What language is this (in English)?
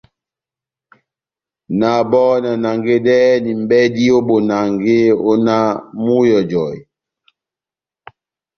Batanga